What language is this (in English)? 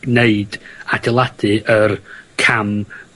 Welsh